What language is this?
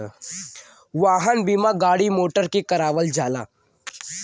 Bhojpuri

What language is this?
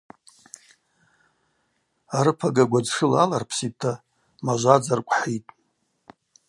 Abaza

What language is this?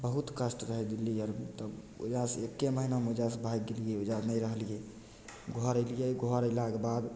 Maithili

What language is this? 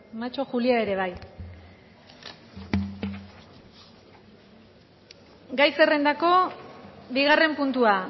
Basque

